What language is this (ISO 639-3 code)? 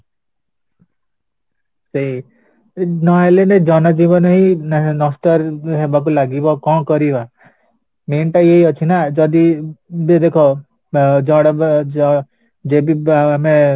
ori